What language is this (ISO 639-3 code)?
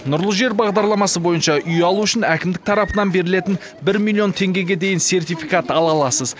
kaz